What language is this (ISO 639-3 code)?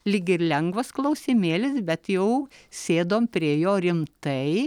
lit